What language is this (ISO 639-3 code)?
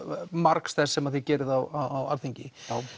isl